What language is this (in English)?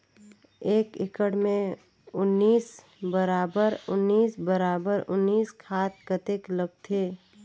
Chhattisgarhi